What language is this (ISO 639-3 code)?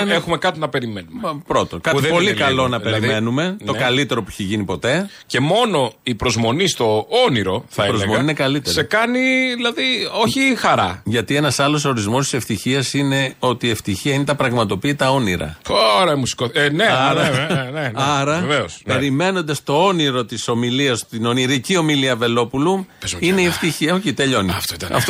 ell